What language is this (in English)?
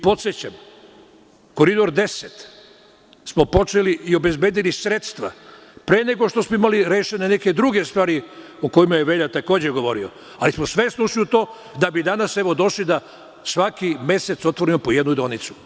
Serbian